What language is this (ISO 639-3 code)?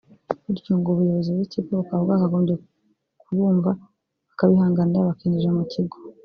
kin